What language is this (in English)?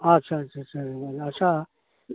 Santali